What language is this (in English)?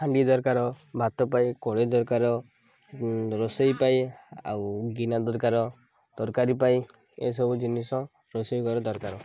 Odia